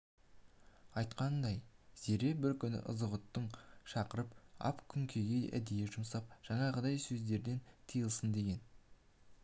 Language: Kazakh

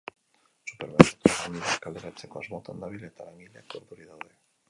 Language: Basque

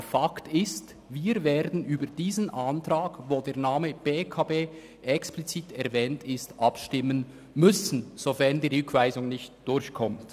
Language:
Swiss German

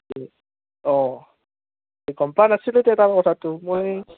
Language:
Assamese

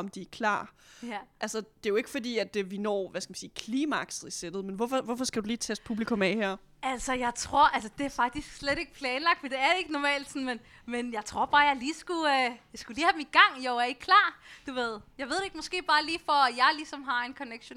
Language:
Danish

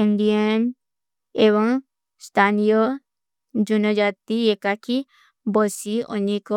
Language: Kui (India)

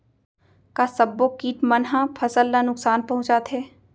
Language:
Chhattisgarhi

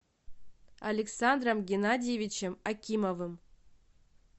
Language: Russian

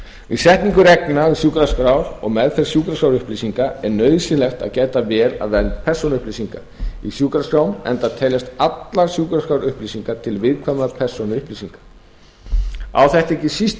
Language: Icelandic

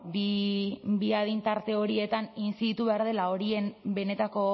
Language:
Basque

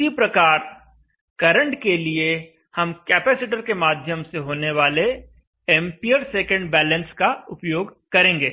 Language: Hindi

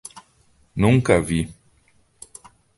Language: Portuguese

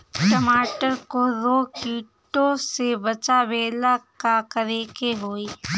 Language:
Bhojpuri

